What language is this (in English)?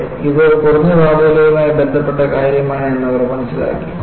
Malayalam